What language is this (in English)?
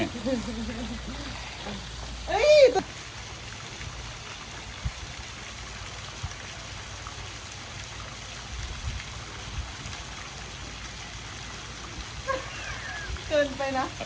Thai